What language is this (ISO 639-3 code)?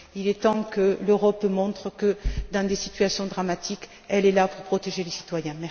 fra